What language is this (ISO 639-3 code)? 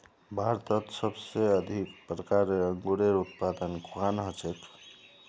mag